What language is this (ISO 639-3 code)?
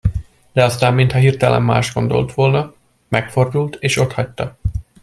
hun